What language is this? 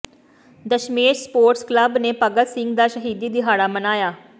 Punjabi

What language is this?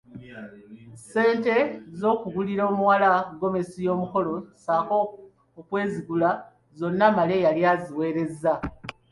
Ganda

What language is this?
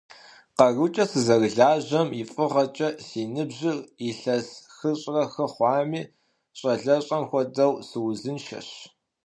Kabardian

